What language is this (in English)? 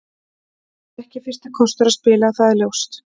Icelandic